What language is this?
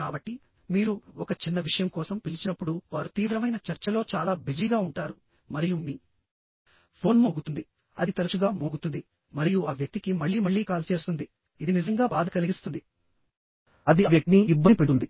Telugu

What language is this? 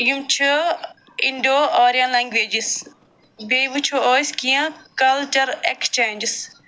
Kashmiri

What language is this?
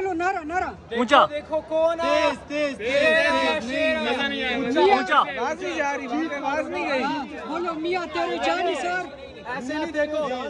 Hindi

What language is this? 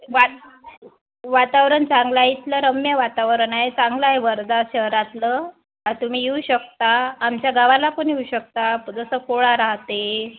Marathi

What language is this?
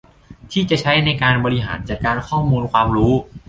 Thai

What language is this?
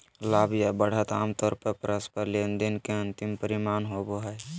Magahi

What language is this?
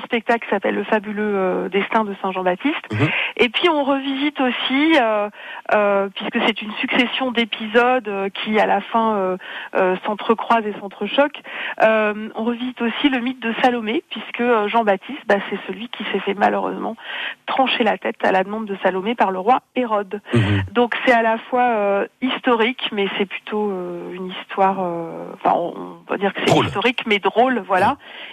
French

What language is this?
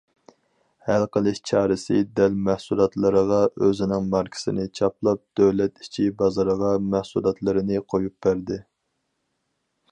Uyghur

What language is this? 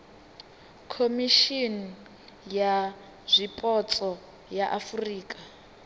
Venda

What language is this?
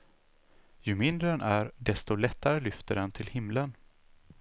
Swedish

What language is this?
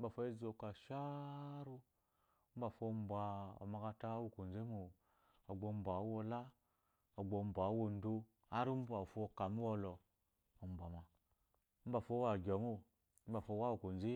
Eloyi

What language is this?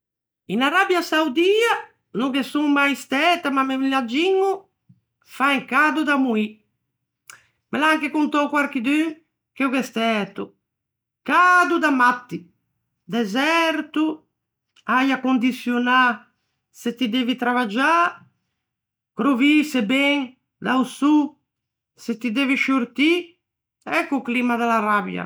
Ligurian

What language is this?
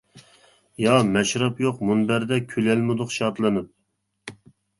Uyghur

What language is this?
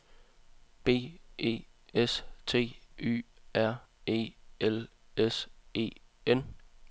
Danish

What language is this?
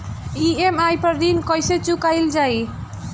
Bhojpuri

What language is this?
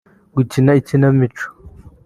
Kinyarwanda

